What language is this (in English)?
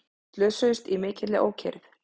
Icelandic